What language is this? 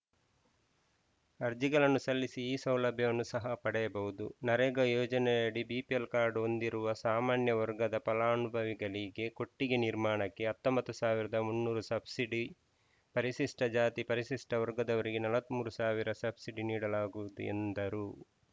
Kannada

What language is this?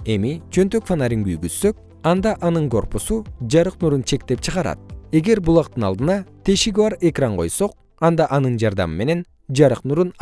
Kyrgyz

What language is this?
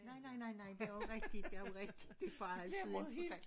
Danish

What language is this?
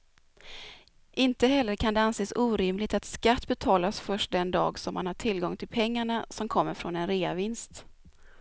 Swedish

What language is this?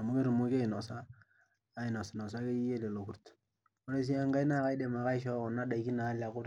Masai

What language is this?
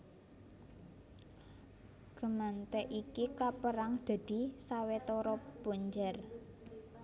Javanese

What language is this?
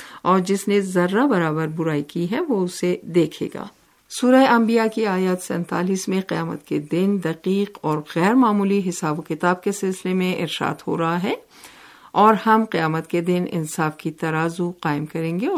Urdu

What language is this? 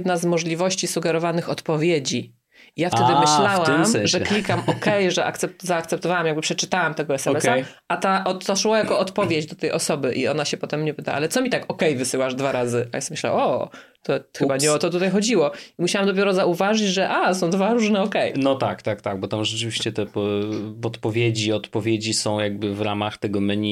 Polish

